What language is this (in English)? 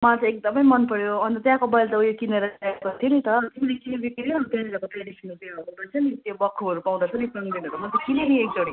Nepali